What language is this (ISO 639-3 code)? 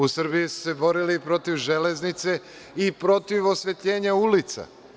srp